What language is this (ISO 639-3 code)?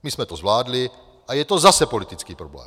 ces